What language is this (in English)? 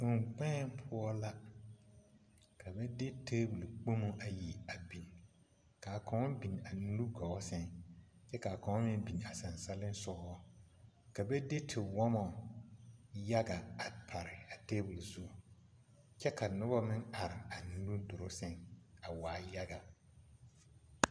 Southern Dagaare